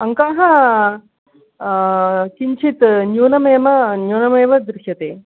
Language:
Sanskrit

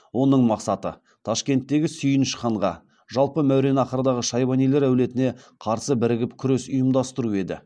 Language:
Kazakh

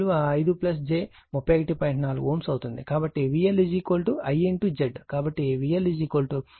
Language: Telugu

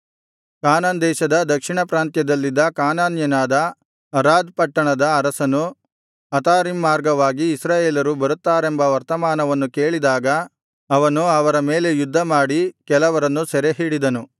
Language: Kannada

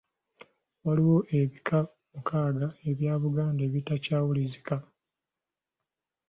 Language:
Ganda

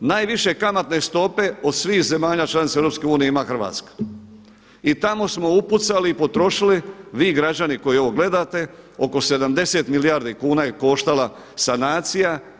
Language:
Croatian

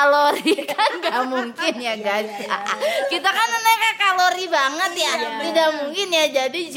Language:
Indonesian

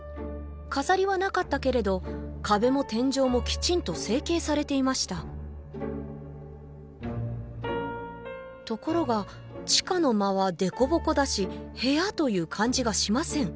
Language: Japanese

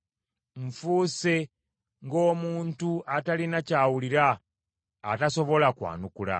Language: Ganda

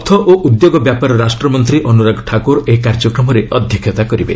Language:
Odia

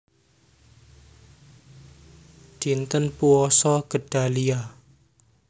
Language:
Javanese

